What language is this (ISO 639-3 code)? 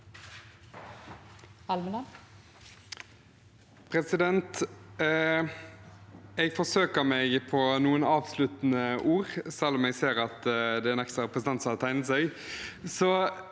nor